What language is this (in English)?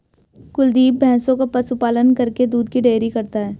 Hindi